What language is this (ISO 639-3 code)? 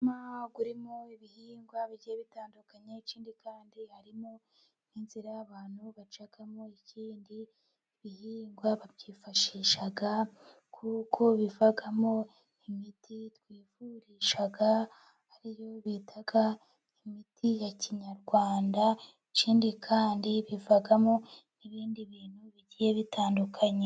kin